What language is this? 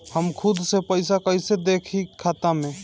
Bhojpuri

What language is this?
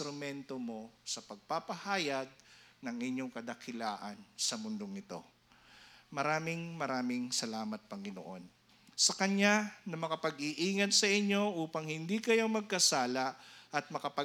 Filipino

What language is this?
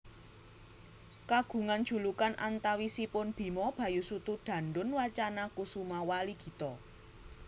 Javanese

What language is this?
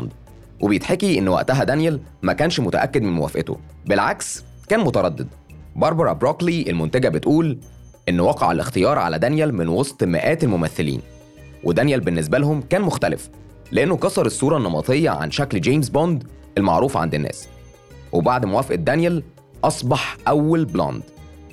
Arabic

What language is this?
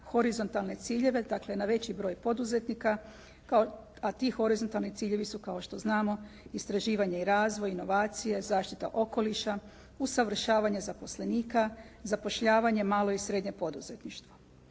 Croatian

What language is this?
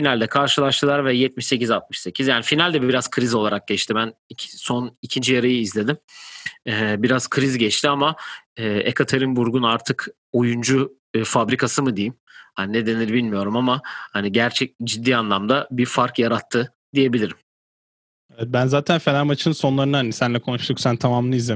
Turkish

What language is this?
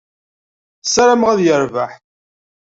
Kabyle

